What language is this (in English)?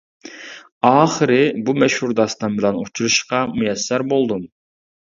Uyghur